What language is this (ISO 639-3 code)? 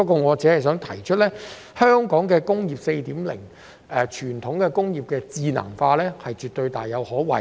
yue